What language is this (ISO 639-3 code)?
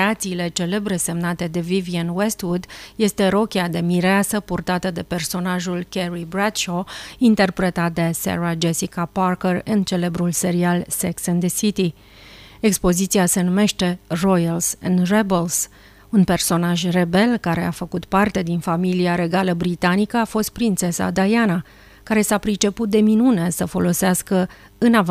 ron